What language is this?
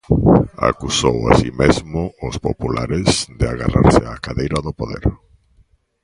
Galician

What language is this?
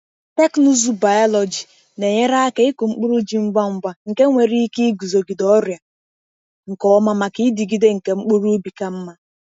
Igbo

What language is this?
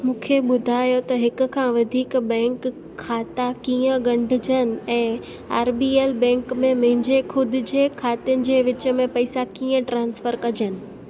Sindhi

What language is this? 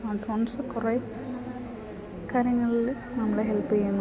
Malayalam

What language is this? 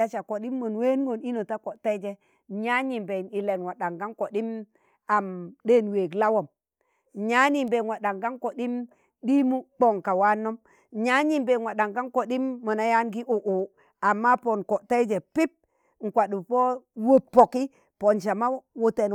Tangale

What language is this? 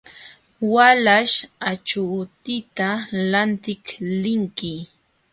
Jauja Wanca Quechua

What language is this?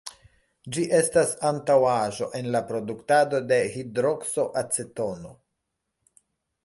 Esperanto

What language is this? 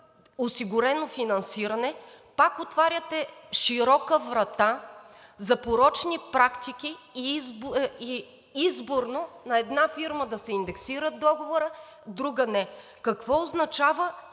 Bulgarian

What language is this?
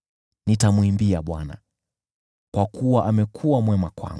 Swahili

